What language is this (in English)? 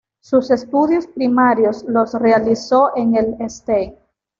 Spanish